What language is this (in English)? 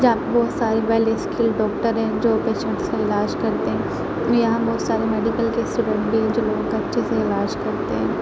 Urdu